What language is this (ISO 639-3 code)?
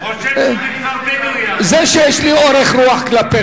heb